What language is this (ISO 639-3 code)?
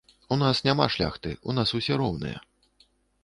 bel